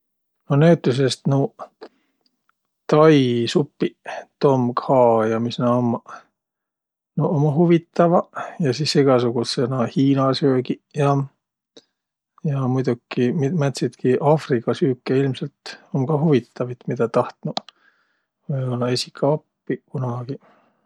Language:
Võro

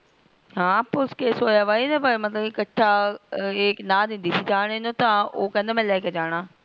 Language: Punjabi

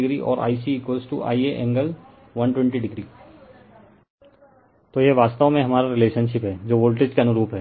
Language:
Hindi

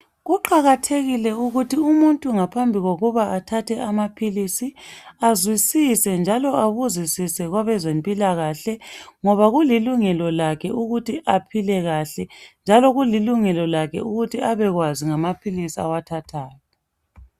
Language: North Ndebele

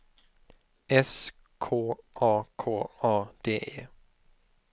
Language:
Swedish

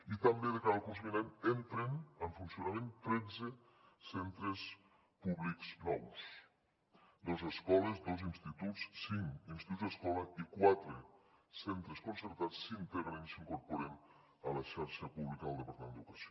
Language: Catalan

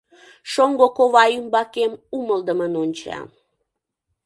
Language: Mari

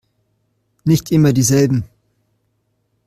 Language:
German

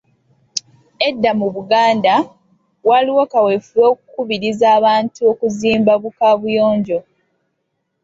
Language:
Ganda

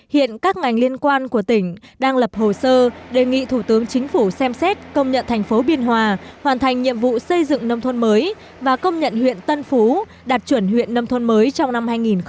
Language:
Vietnamese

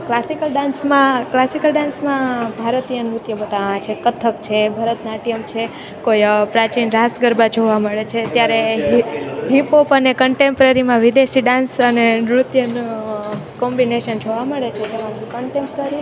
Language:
Gujarati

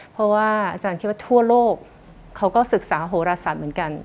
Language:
Thai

